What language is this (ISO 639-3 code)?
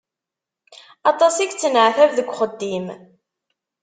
kab